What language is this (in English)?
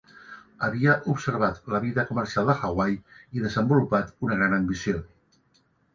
Catalan